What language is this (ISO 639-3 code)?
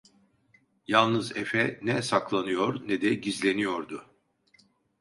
tur